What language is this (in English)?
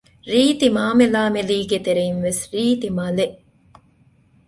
Divehi